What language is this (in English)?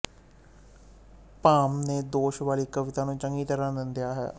Punjabi